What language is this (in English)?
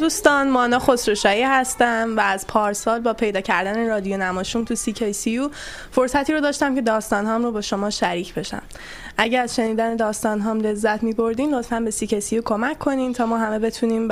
Persian